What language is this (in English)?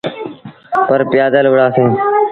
Sindhi Bhil